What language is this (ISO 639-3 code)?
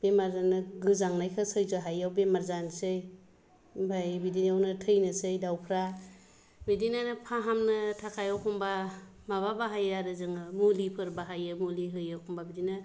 brx